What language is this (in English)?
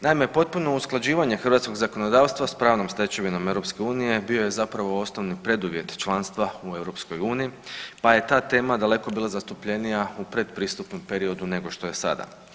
Croatian